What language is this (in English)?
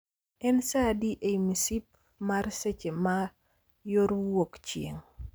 Luo (Kenya and Tanzania)